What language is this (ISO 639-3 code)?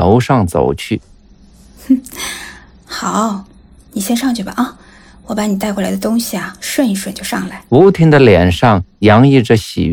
zho